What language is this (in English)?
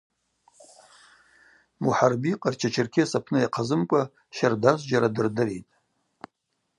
Abaza